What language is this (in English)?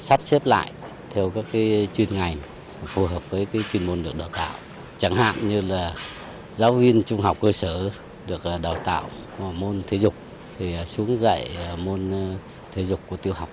Vietnamese